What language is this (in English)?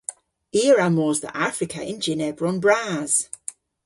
Cornish